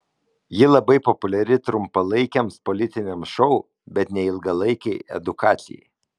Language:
Lithuanian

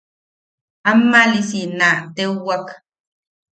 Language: Yaqui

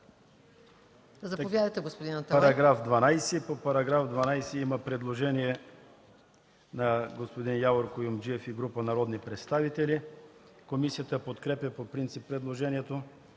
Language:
Bulgarian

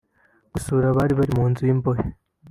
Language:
Kinyarwanda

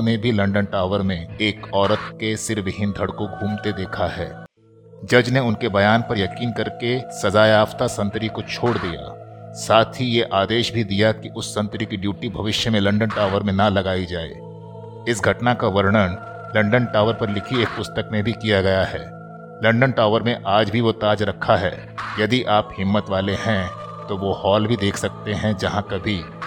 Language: Hindi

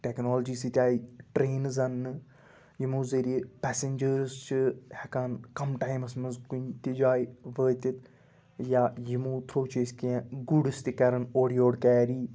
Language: Kashmiri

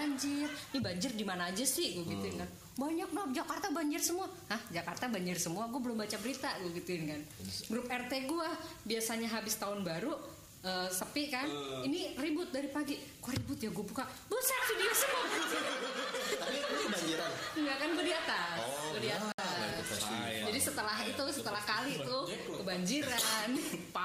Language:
Indonesian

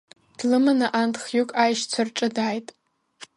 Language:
Abkhazian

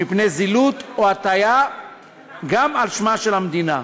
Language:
Hebrew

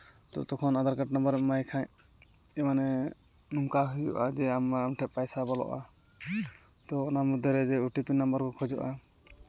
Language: Santali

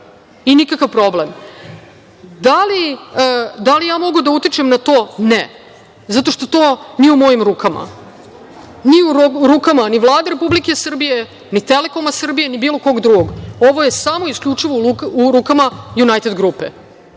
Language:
Serbian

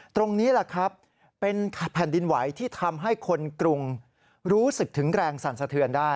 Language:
Thai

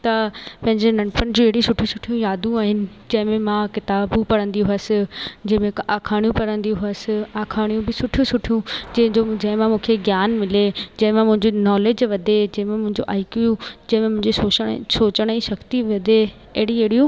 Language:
Sindhi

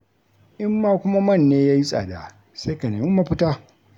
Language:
Hausa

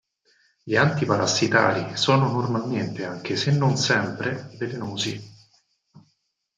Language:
Italian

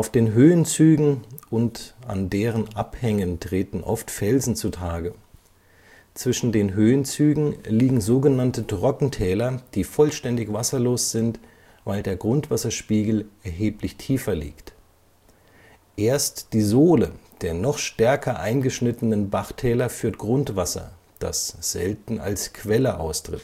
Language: German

